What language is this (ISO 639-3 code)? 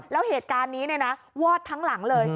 tha